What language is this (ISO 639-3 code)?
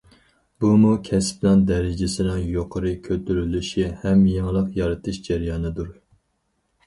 uig